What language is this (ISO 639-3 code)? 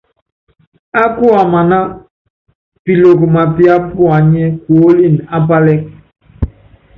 yav